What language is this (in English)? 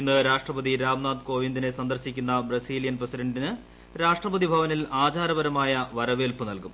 Malayalam